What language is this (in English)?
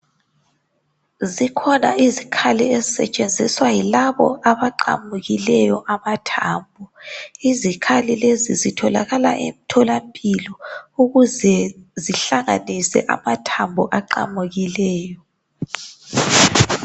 North Ndebele